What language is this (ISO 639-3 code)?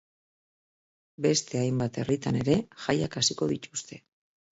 eus